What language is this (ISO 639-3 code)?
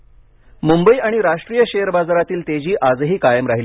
mar